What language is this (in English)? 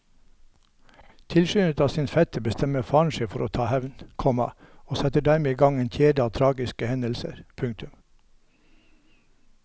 Norwegian